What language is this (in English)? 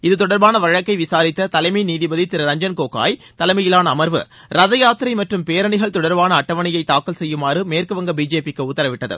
Tamil